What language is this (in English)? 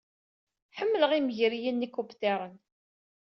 Kabyle